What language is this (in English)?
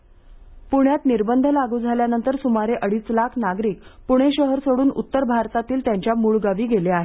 Marathi